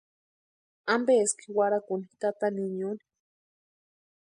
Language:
Western Highland Purepecha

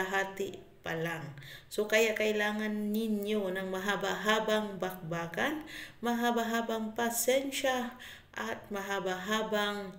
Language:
Filipino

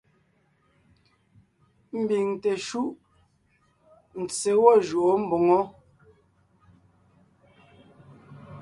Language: Ngiemboon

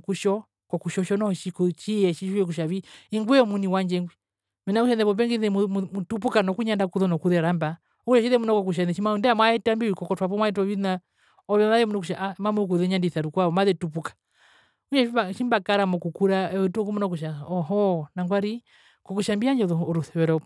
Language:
Herero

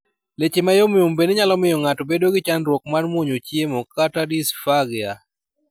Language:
Luo (Kenya and Tanzania)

